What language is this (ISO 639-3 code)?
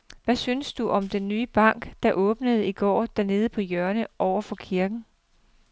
dan